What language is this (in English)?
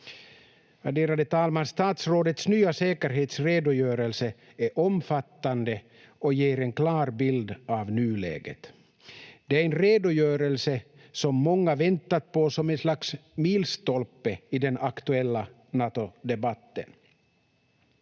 Finnish